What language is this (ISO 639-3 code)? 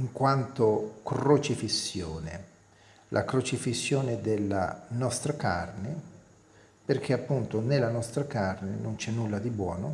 ita